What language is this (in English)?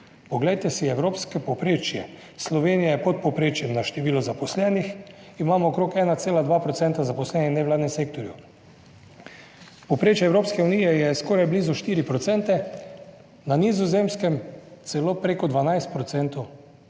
Slovenian